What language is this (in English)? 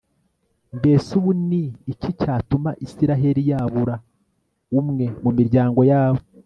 Kinyarwanda